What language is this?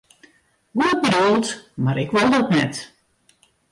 Western Frisian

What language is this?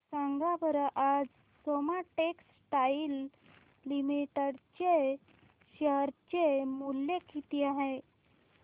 Marathi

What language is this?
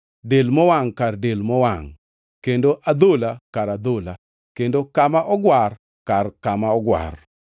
Luo (Kenya and Tanzania)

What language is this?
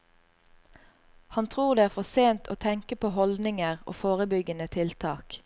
Norwegian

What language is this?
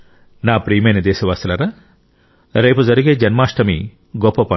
Telugu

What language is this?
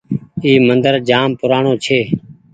Goaria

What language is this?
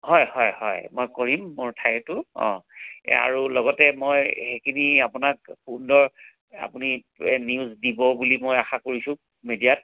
Assamese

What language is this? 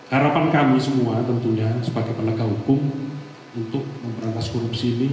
Indonesian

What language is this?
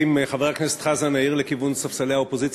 Hebrew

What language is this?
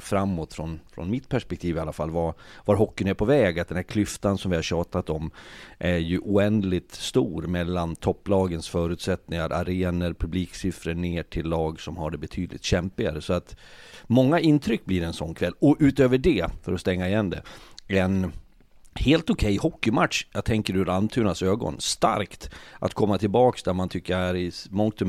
Swedish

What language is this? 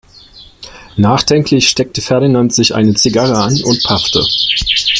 German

